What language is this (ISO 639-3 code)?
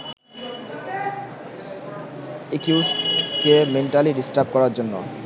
ben